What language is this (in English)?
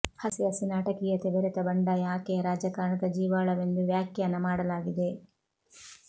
Kannada